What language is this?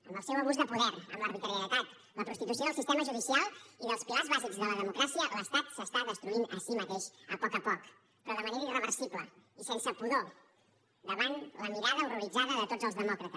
Catalan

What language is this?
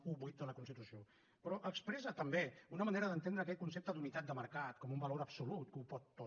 Catalan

